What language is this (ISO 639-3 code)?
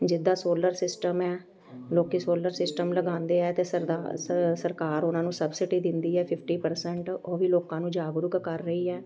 pan